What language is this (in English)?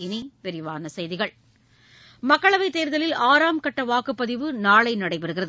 Tamil